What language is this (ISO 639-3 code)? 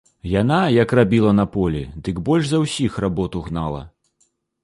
bel